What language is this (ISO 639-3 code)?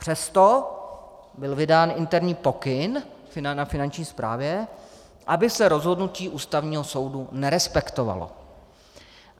ces